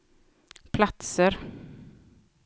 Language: Swedish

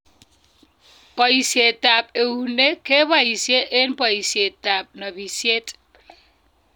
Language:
Kalenjin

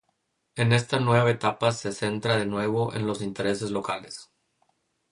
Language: Spanish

